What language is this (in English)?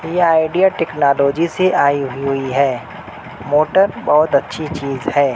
Urdu